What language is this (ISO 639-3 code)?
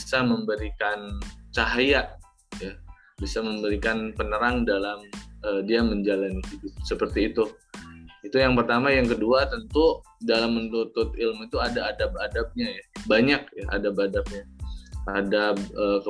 ind